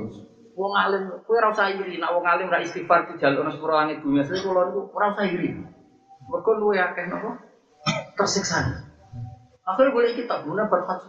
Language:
Malay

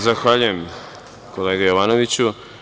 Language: Serbian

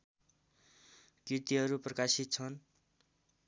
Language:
Nepali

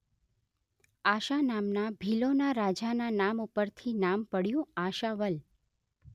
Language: Gujarati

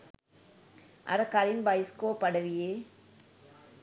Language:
Sinhala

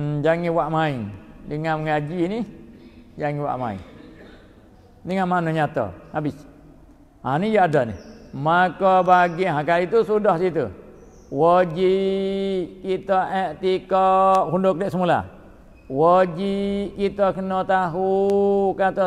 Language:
Malay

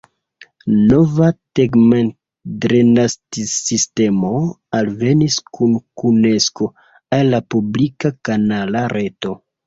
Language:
Esperanto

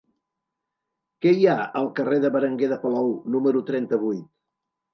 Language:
Catalan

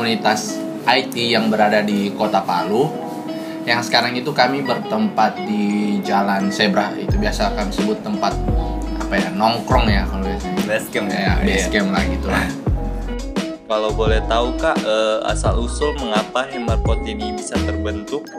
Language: Indonesian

